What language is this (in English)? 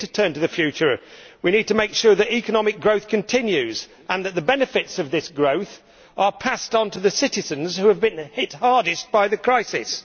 English